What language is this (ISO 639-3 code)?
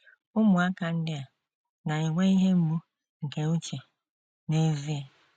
ibo